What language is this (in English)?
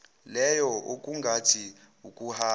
Zulu